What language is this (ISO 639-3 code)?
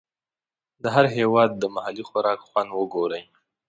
pus